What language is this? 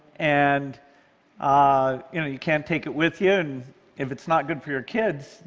English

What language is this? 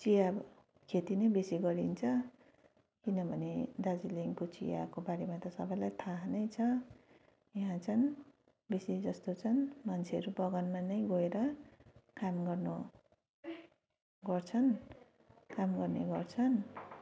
Nepali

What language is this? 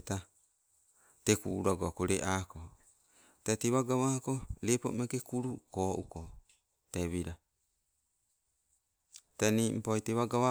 Sibe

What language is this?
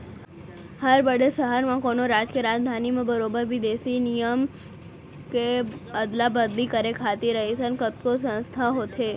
Chhattisgarhi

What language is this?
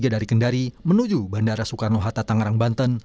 Indonesian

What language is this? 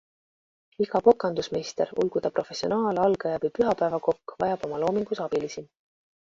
Estonian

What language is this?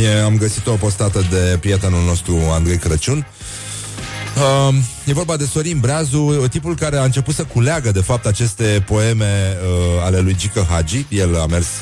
Romanian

